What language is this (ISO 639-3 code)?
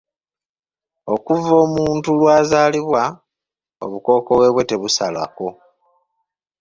lug